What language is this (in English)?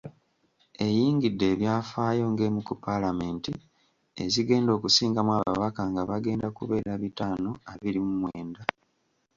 Ganda